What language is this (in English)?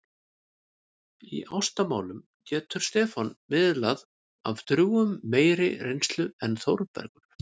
Icelandic